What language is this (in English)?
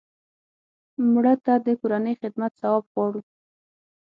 Pashto